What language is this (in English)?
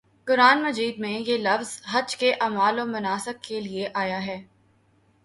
Urdu